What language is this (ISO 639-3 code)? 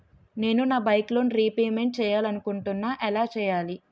tel